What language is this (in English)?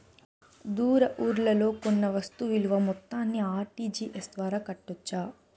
Telugu